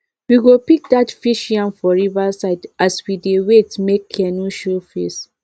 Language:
Nigerian Pidgin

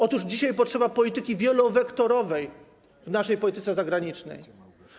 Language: Polish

